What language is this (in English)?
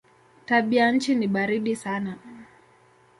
Swahili